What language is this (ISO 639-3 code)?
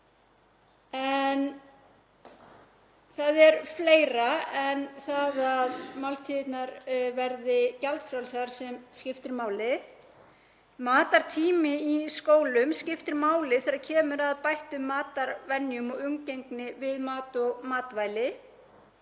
isl